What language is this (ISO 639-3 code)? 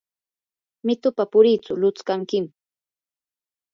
qur